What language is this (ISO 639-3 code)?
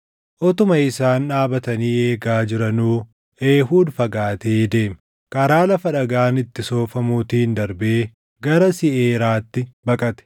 orm